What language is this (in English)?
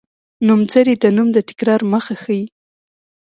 Pashto